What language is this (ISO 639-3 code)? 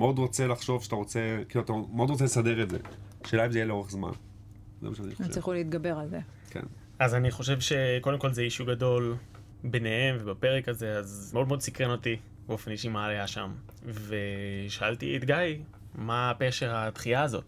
heb